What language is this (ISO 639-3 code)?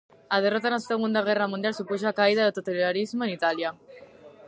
glg